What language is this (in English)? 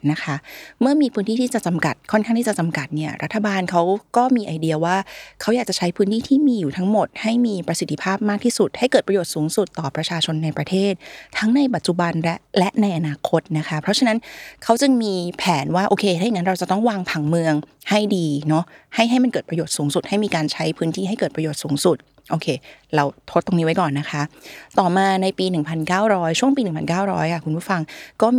Thai